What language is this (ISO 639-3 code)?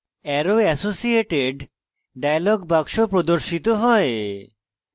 ben